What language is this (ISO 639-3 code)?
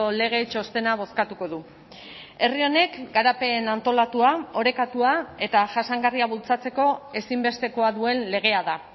eus